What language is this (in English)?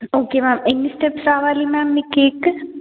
Telugu